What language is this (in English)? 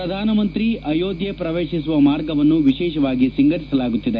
Kannada